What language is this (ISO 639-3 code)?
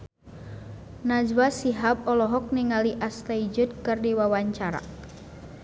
sun